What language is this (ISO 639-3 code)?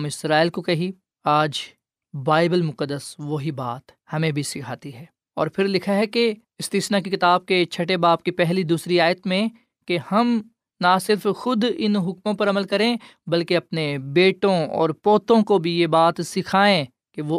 urd